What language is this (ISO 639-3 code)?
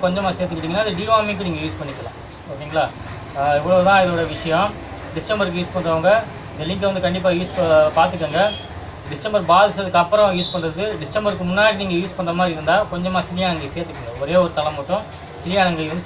ind